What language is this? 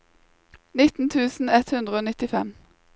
Norwegian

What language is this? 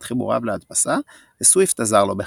Hebrew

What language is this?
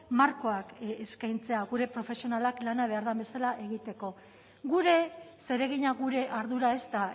Basque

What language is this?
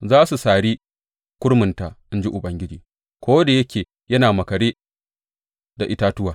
Hausa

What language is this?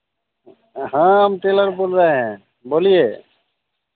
Hindi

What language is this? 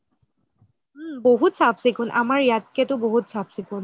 Assamese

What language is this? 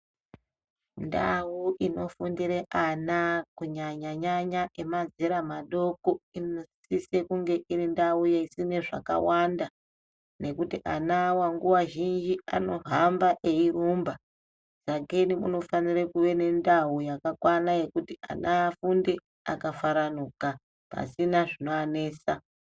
Ndau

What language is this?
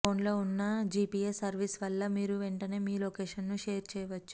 Telugu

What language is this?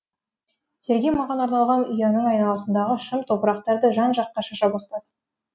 Kazakh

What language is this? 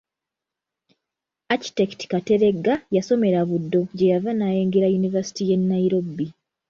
Ganda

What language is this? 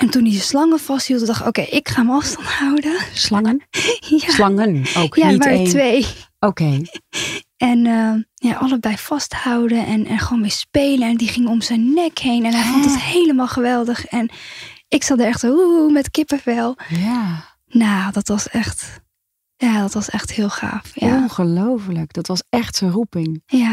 Dutch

